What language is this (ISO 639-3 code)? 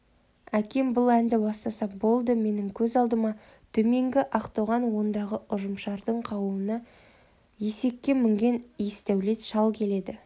kaz